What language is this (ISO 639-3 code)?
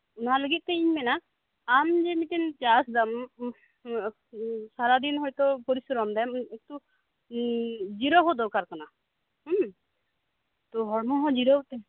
sat